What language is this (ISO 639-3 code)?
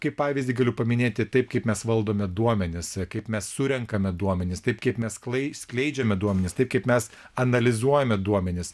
lit